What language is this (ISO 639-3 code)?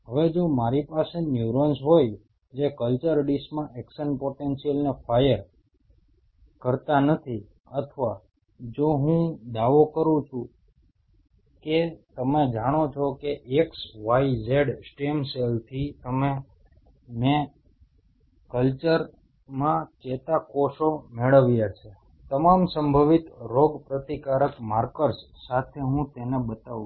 guj